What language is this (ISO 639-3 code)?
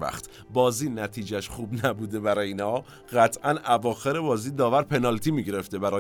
fas